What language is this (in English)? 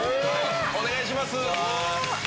Japanese